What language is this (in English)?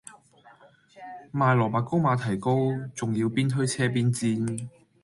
Cantonese